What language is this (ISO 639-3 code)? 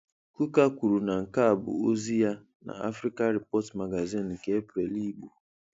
ibo